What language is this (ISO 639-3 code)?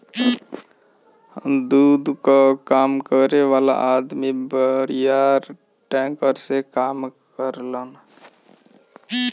bho